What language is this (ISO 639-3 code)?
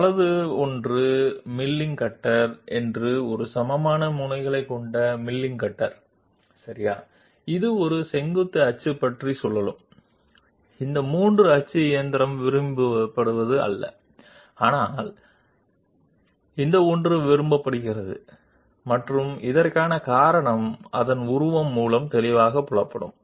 tel